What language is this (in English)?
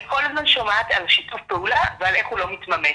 Hebrew